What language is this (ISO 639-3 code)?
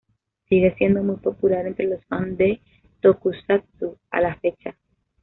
spa